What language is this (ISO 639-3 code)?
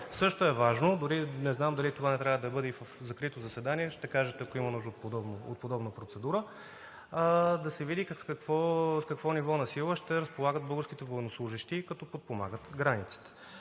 bul